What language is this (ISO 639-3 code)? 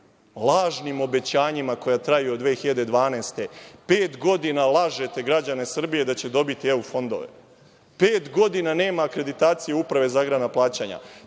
srp